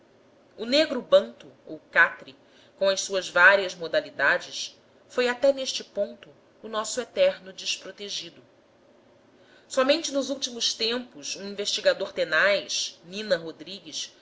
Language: Portuguese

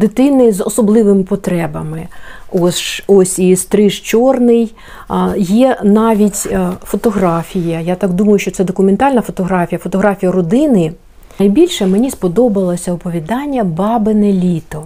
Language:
Ukrainian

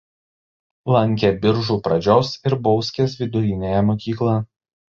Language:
Lithuanian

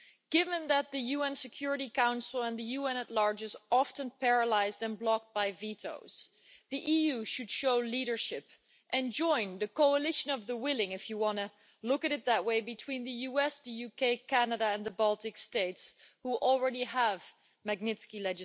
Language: English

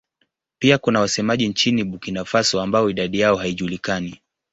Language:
Swahili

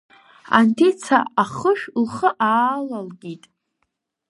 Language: Abkhazian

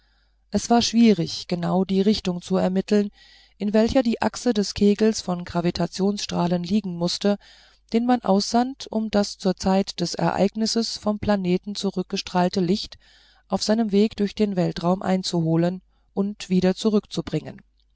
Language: German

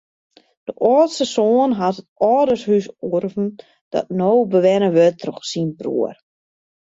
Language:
Western Frisian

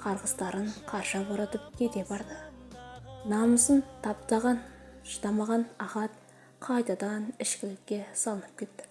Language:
Turkish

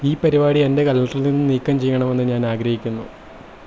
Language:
Malayalam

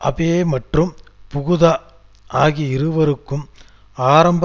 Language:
Tamil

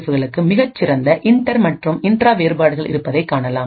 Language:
Tamil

